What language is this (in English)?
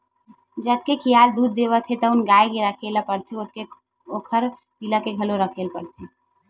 Chhattisgarhi